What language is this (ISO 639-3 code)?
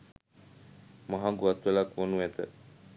sin